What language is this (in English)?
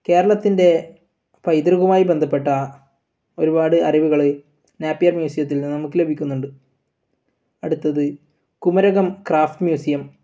Malayalam